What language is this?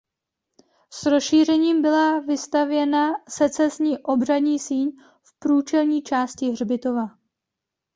Czech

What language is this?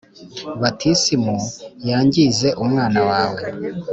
Kinyarwanda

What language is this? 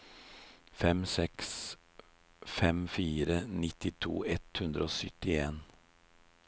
Norwegian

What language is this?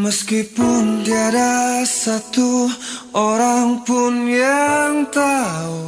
Indonesian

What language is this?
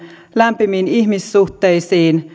Finnish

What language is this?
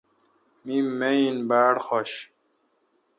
Kalkoti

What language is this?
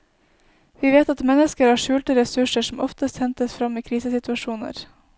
Norwegian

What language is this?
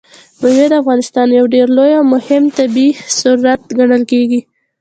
Pashto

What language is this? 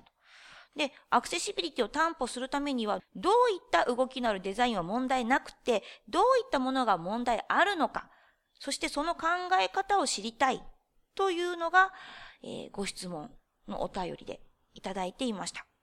Japanese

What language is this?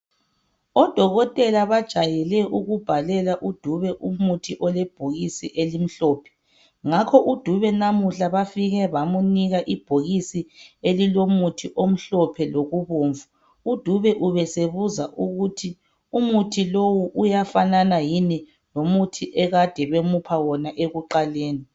North Ndebele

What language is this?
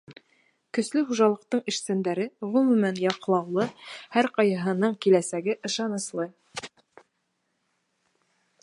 Bashkir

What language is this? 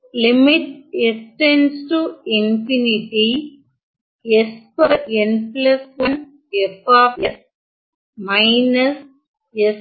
Tamil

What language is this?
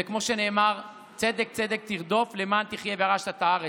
Hebrew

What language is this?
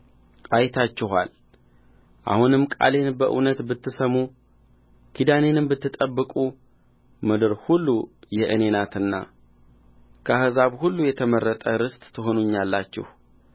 Amharic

